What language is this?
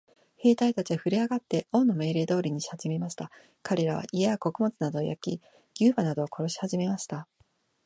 Japanese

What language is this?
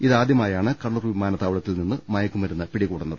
Malayalam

